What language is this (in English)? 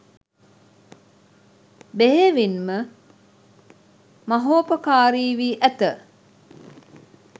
Sinhala